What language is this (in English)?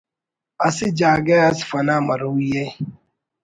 Brahui